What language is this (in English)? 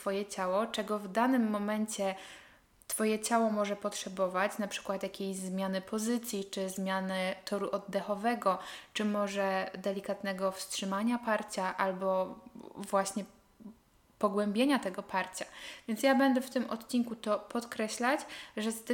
Polish